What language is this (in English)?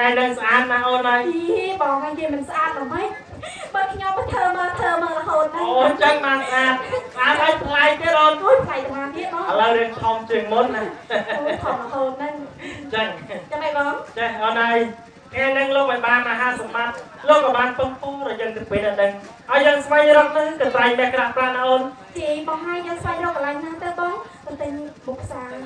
Thai